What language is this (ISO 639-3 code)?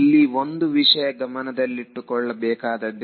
kan